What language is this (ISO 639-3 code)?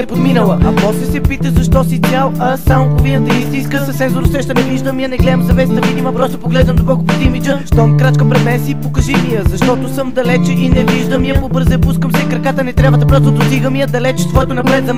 bul